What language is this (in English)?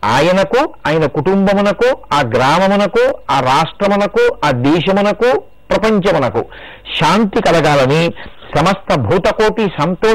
Telugu